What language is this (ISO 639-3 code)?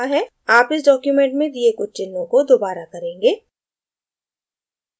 hin